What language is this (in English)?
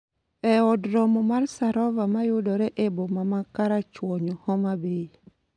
Luo (Kenya and Tanzania)